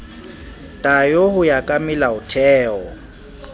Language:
Southern Sotho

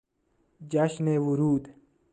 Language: Persian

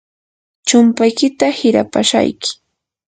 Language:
Yanahuanca Pasco Quechua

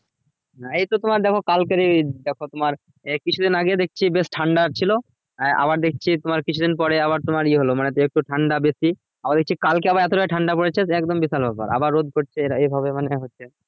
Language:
Bangla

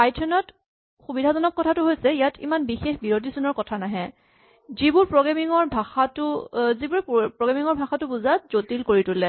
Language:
Assamese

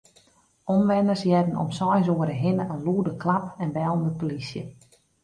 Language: Western Frisian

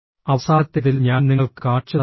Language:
Malayalam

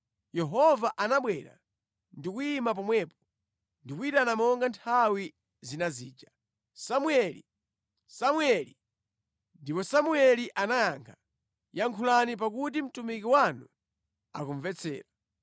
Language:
Nyanja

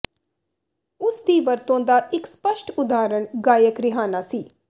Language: Punjabi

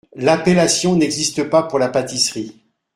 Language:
French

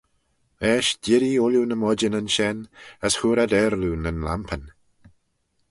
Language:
Manx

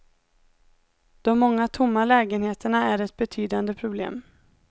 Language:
Swedish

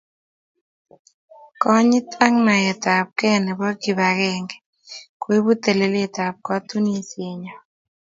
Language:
Kalenjin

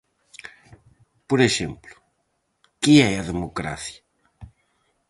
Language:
Galician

